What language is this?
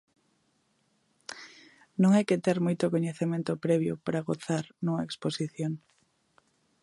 Galician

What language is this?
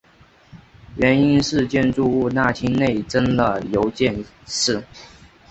Chinese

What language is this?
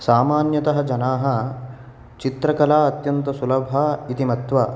Sanskrit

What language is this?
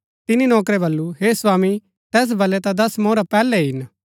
Gaddi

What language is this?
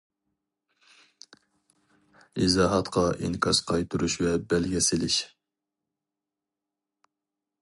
Uyghur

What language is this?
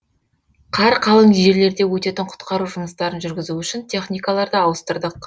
Kazakh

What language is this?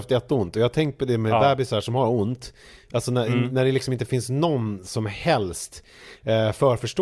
Swedish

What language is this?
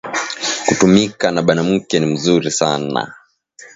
Swahili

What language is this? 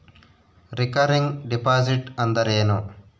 Kannada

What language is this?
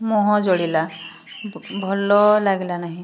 Odia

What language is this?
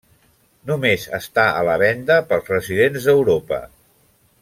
Catalan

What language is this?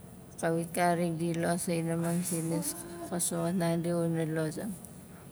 Nalik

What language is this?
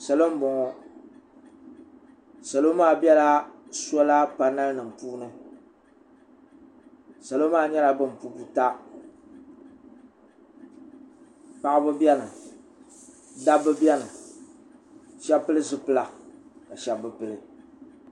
Dagbani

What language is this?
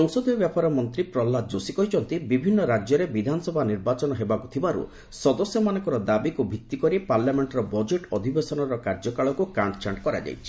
Odia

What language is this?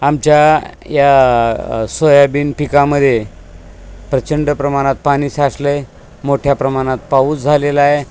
Marathi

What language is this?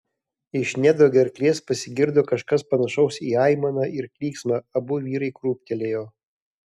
Lithuanian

